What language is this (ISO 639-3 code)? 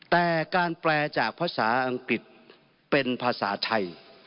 tha